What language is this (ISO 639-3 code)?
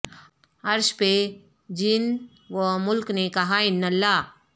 urd